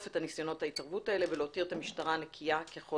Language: Hebrew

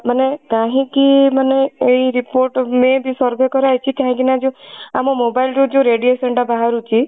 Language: Odia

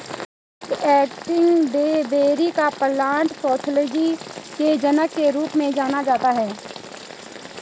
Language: Hindi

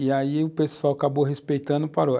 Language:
Portuguese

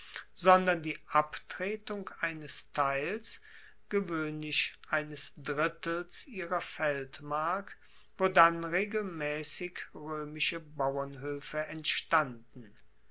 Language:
German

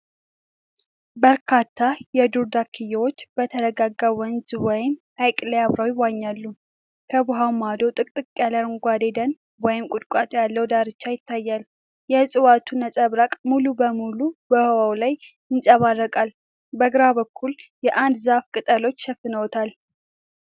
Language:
Amharic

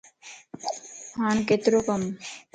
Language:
Lasi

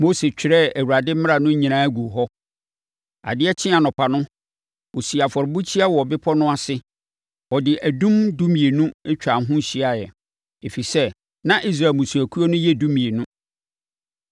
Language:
Akan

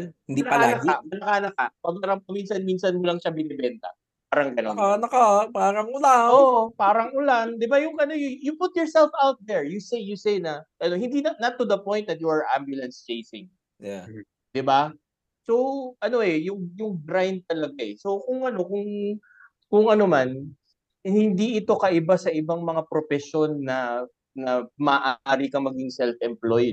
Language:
Filipino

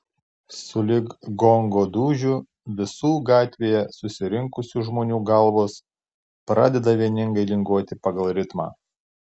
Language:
Lithuanian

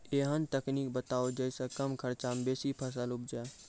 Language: Maithili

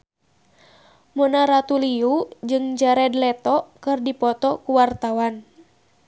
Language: Sundanese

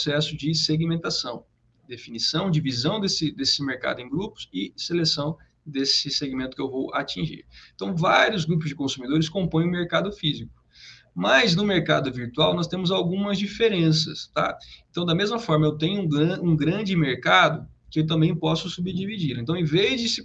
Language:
Portuguese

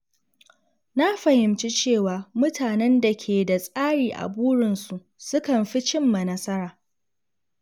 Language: Hausa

